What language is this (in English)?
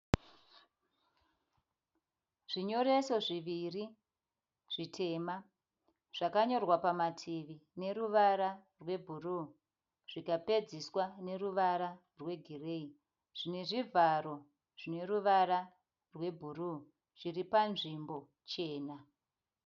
Shona